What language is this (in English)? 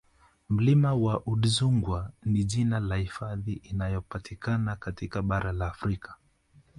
Swahili